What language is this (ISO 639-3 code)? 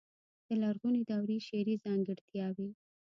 pus